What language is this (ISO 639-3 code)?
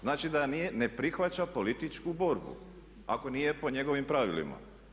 hrv